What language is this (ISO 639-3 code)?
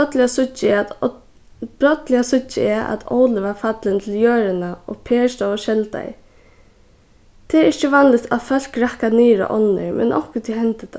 fao